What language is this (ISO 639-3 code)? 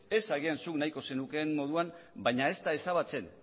eus